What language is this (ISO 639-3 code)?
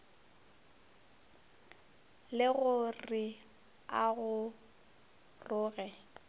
nso